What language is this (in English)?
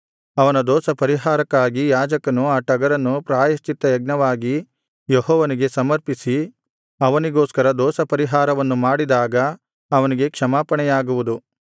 Kannada